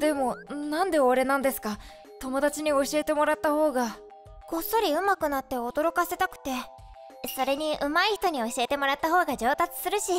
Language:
Japanese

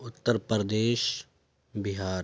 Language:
Urdu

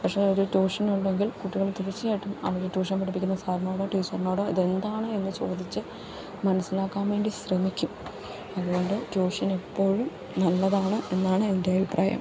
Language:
Malayalam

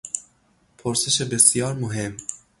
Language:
Persian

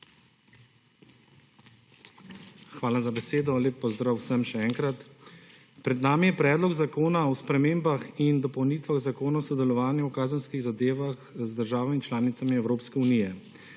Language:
Slovenian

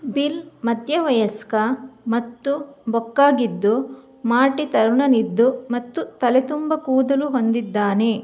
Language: Kannada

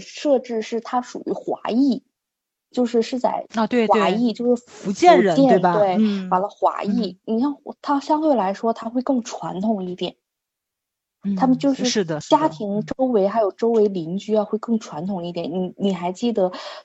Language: Chinese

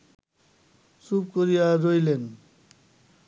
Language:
Bangla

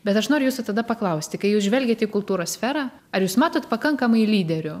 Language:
Lithuanian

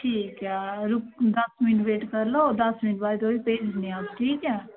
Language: Dogri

